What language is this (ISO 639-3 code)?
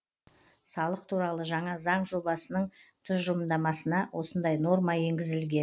kaz